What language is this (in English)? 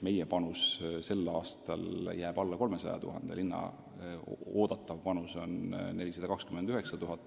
Estonian